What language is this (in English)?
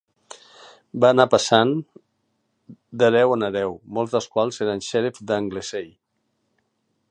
Catalan